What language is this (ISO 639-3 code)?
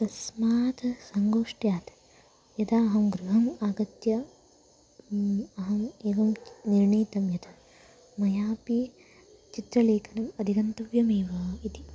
san